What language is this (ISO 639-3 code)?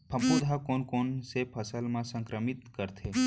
hne